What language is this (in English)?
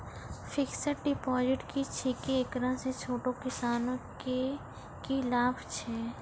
Maithili